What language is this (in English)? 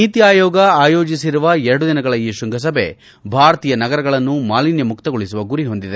Kannada